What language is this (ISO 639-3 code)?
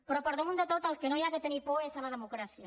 cat